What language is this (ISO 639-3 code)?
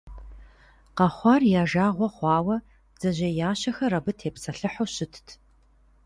kbd